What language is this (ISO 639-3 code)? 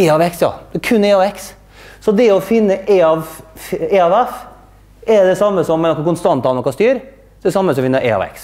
nor